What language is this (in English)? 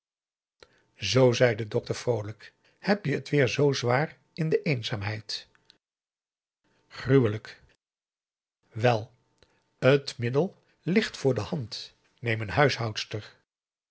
Dutch